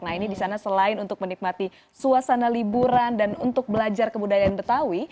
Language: Indonesian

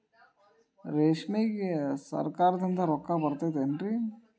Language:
Kannada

